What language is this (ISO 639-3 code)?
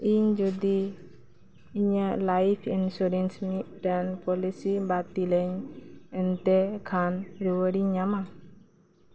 sat